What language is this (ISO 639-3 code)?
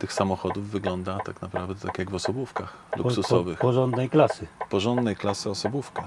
pol